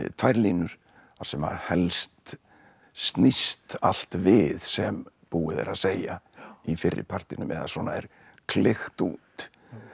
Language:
Icelandic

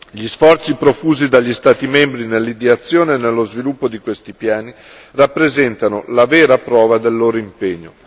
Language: Italian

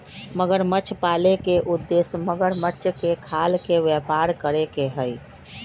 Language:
Magahi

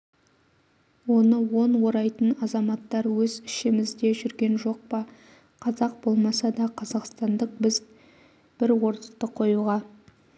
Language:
Kazakh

